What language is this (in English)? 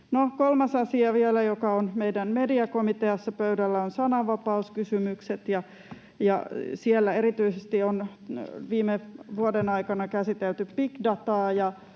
Finnish